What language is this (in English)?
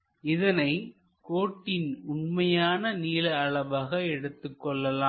Tamil